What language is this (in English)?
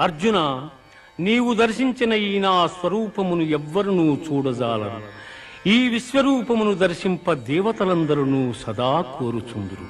Telugu